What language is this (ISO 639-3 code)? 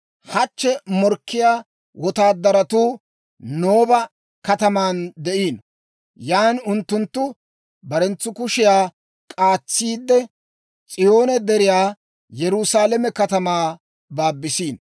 dwr